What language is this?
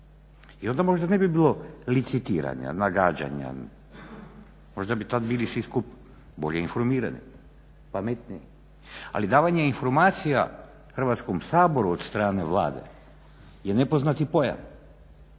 Croatian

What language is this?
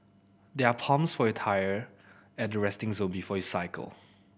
English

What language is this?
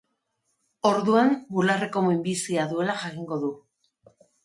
Basque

